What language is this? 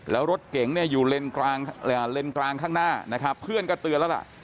Thai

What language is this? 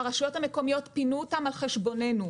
Hebrew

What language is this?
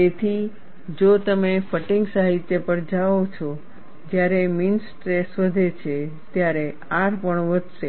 Gujarati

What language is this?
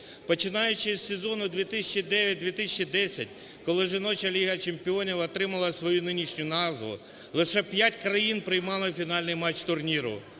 Ukrainian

